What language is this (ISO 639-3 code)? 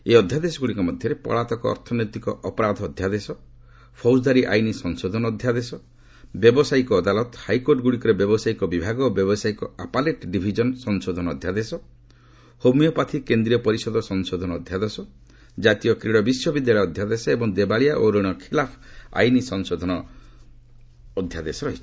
ori